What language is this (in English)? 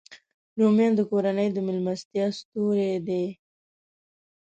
Pashto